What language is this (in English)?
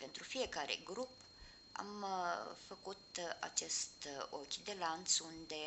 Romanian